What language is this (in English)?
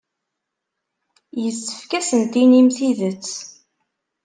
Kabyle